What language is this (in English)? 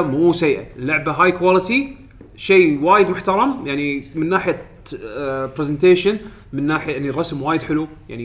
Arabic